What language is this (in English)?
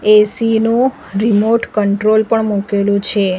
Gujarati